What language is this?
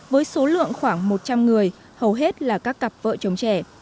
Vietnamese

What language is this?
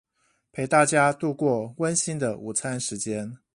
Chinese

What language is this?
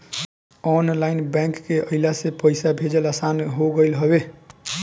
Bhojpuri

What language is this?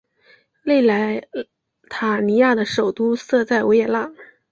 Chinese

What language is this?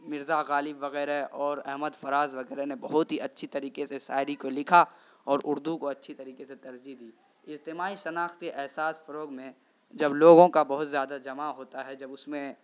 Urdu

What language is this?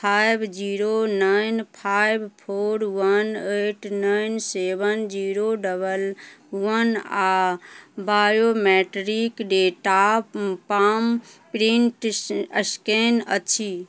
Maithili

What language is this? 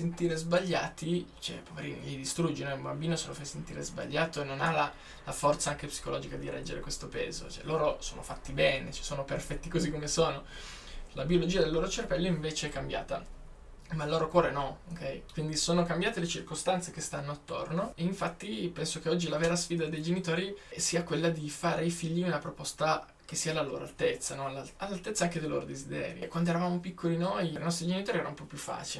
Italian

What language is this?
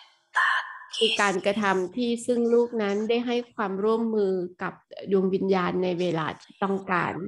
Thai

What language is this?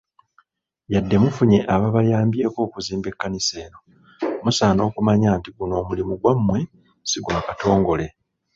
Ganda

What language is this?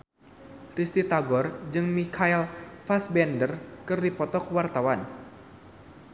Sundanese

